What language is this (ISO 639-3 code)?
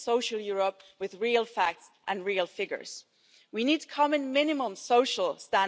deu